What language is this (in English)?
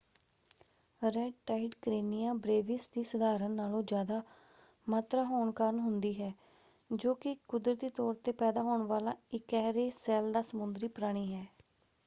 Punjabi